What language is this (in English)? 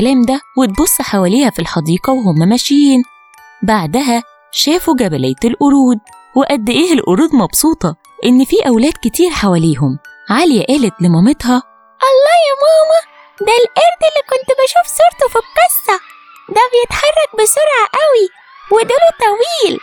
Arabic